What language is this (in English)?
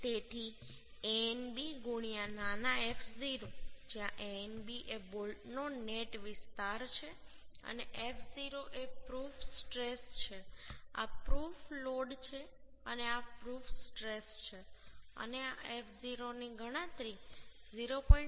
Gujarati